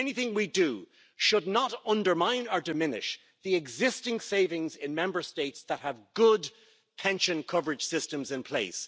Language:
English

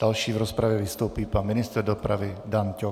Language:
Czech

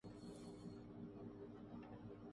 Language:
Urdu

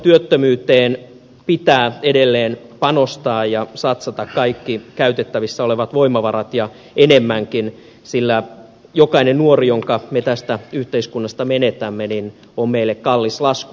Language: Finnish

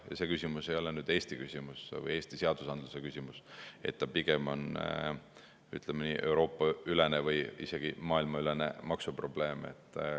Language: Estonian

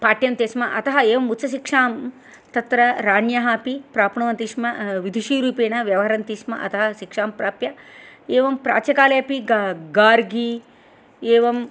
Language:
Sanskrit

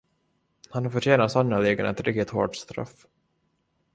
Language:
Swedish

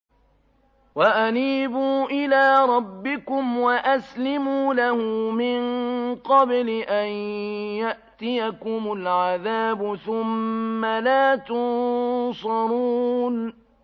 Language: Arabic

